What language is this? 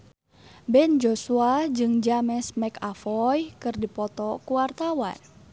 Sundanese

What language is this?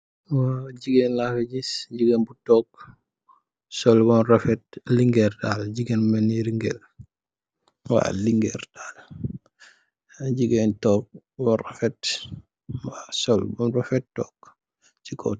Wolof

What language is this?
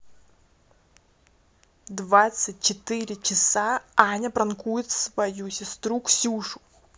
Russian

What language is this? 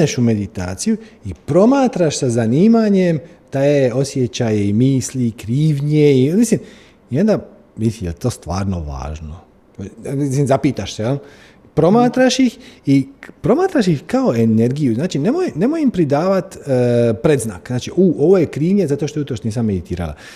Croatian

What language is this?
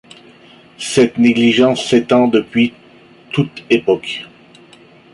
French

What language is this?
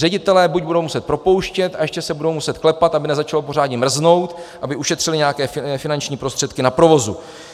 Czech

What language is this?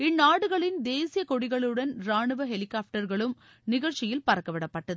Tamil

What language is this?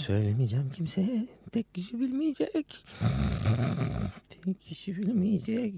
Turkish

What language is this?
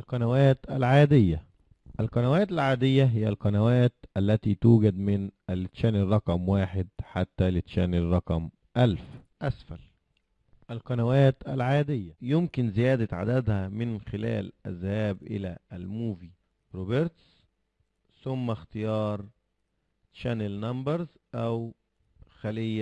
Arabic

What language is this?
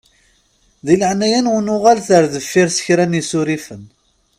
Kabyle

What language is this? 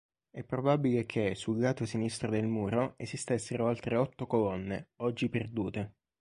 Italian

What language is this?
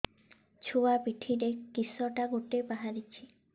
Odia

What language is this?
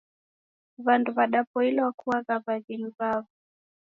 Taita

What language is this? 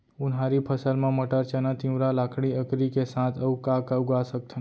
Chhattisgarhi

